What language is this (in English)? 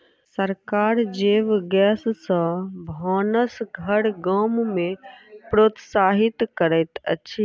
Maithili